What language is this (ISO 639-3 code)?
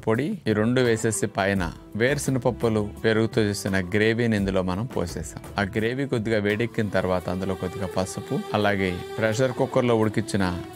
tel